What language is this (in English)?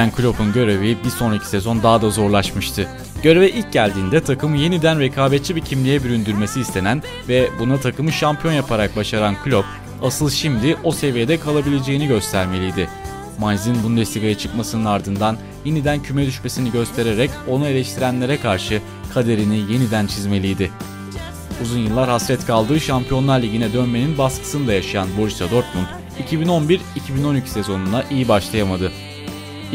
Turkish